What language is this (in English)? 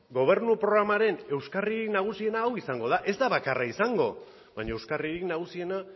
Basque